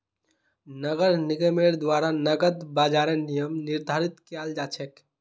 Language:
Magahi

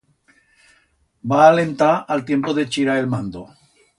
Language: Aragonese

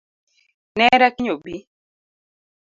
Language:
Luo (Kenya and Tanzania)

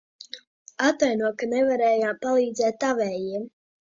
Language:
Latvian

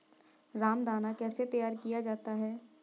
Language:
Hindi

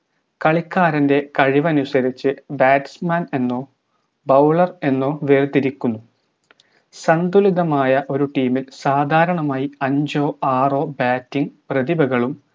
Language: Malayalam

